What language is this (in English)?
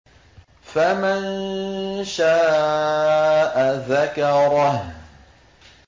Arabic